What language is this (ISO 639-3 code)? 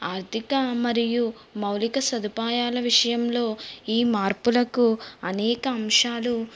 tel